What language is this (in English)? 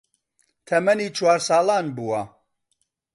Central Kurdish